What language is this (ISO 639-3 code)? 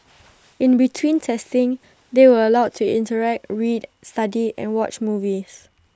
eng